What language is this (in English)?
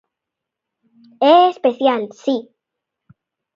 Galician